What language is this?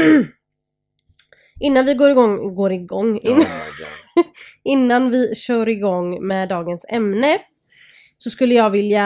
Swedish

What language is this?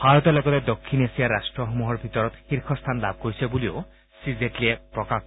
Assamese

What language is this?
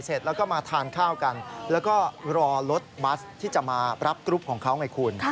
Thai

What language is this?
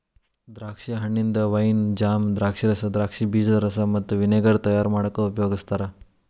Kannada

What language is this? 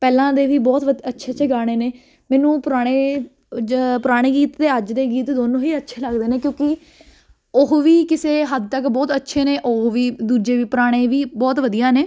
Punjabi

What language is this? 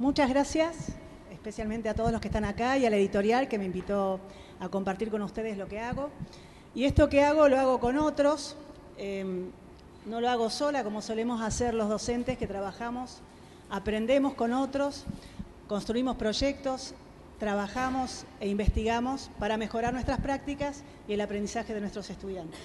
Spanish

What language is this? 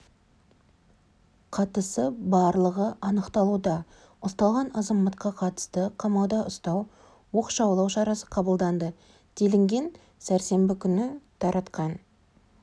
Kazakh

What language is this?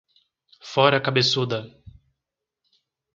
Portuguese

